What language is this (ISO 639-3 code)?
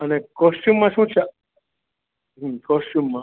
guj